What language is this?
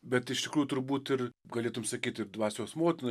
Lithuanian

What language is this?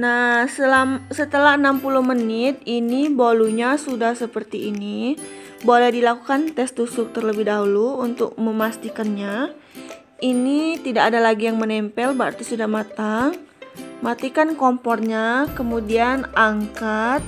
Indonesian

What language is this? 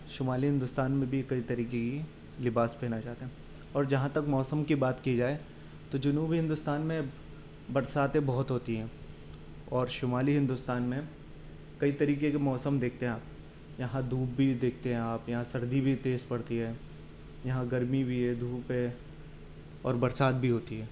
Urdu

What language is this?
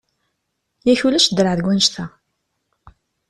Kabyle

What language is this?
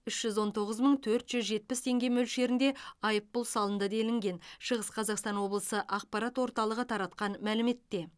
Kazakh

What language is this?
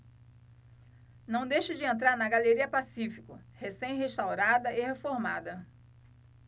Portuguese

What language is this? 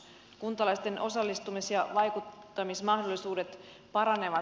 Finnish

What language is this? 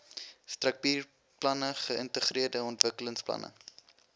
Afrikaans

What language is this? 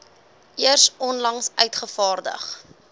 Afrikaans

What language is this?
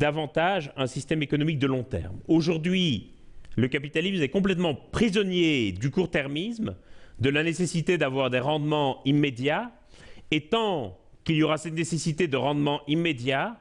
French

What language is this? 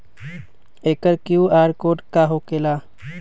Magahi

